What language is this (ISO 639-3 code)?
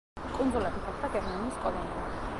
kat